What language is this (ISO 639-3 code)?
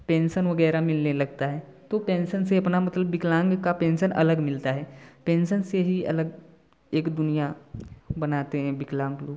hin